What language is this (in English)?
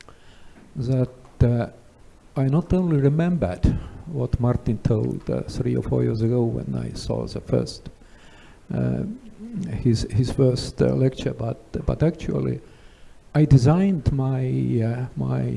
English